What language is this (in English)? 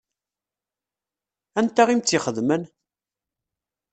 Kabyle